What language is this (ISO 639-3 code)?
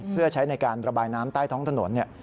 tha